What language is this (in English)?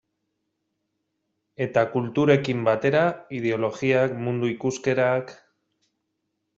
Basque